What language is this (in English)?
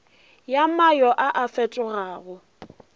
Northern Sotho